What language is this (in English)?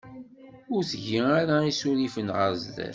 Kabyle